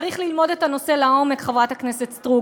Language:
Hebrew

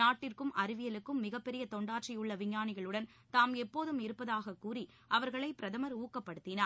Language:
Tamil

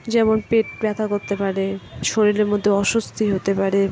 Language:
Bangla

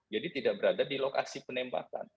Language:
Indonesian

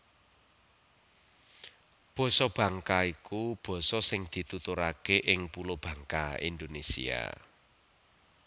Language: Javanese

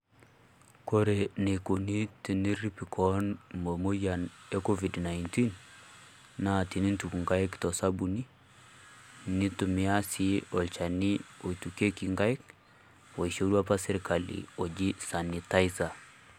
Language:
Masai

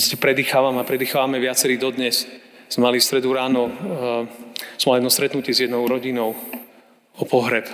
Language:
Slovak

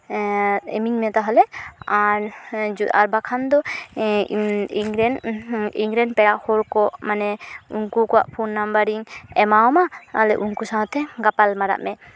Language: Santali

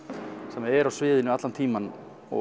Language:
Icelandic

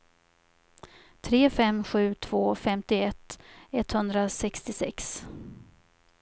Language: Swedish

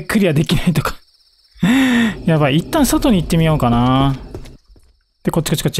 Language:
Japanese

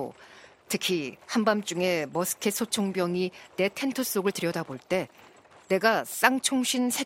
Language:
Korean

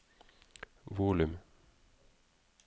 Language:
Norwegian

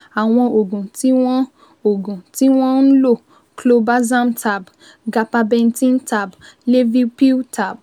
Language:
Yoruba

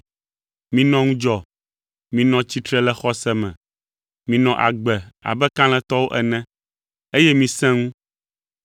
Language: Ewe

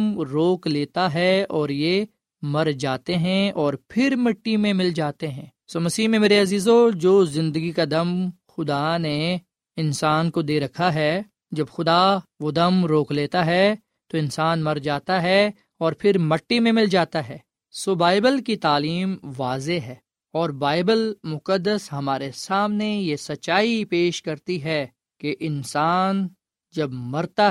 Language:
Urdu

